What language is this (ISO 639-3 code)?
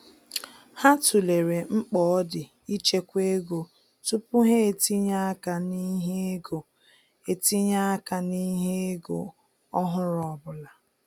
ibo